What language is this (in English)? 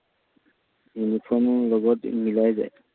Assamese